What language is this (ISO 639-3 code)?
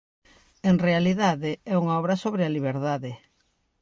glg